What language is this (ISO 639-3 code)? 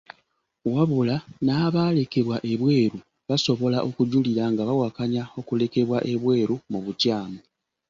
lug